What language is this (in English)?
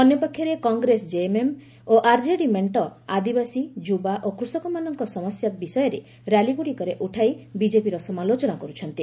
Odia